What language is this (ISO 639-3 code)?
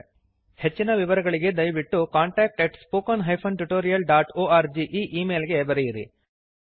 kan